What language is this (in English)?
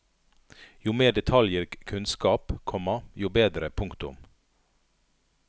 Norwegian